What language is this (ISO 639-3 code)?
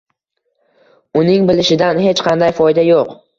uzb